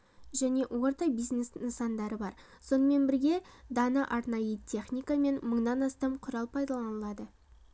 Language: Kazakh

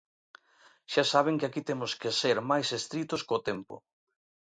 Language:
Galician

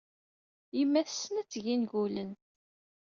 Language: Kabyle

